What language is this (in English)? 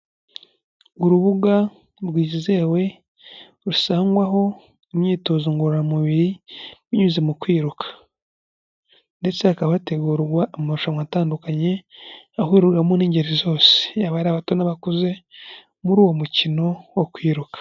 Kinyarwanda